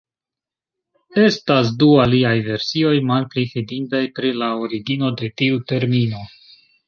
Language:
Esperanto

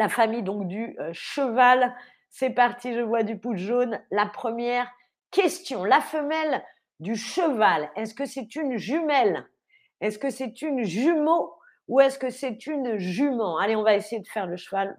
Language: French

